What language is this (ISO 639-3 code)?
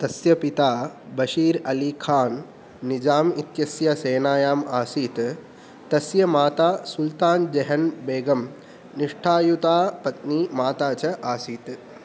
san